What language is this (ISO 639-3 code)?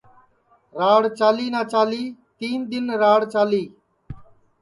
ssi